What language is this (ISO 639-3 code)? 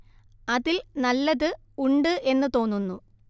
mal